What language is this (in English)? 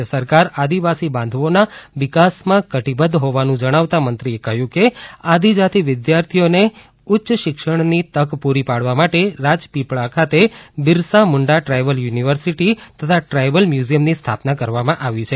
Gujarati